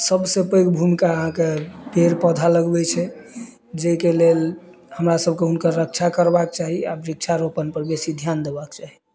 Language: Maithili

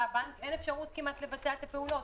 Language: Hebrew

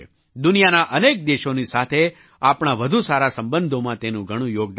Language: Gujarati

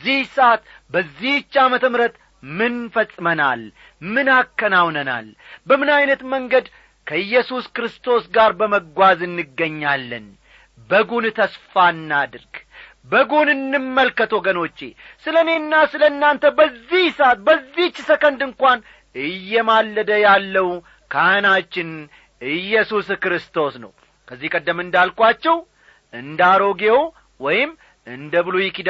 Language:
Amharic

